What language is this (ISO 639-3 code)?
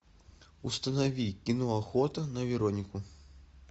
rus